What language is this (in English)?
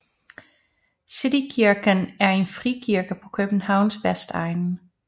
Danish